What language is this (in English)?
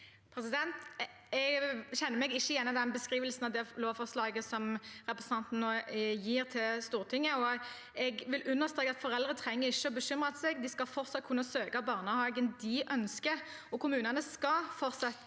Norwegian